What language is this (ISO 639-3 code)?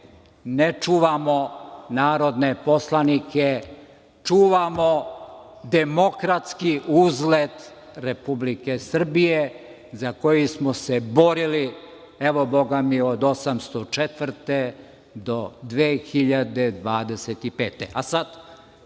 srp